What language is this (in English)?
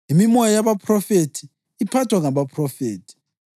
North Ndebele